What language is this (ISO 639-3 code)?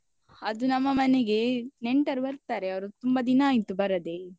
kan